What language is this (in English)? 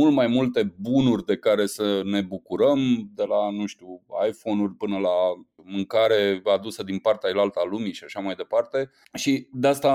Romanian